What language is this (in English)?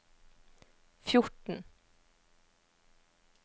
Norwegian